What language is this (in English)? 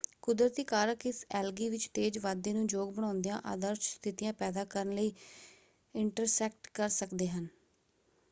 Punjabi